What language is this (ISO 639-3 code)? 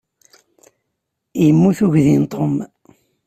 kab